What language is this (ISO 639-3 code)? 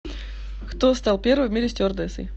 rus